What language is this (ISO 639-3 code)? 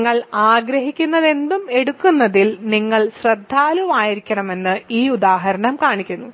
mal